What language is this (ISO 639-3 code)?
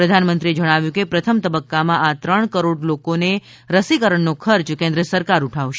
guj